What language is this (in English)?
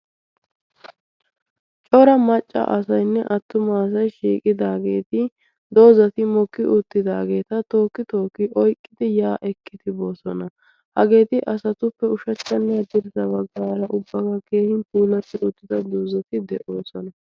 Wolaytta